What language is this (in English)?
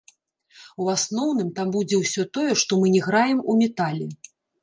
Belarusian